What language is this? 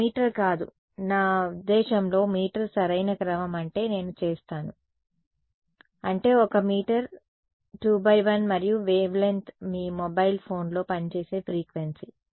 Telugu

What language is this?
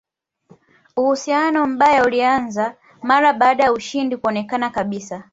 Swahili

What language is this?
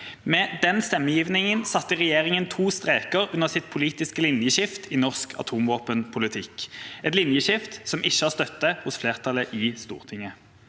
Norwegian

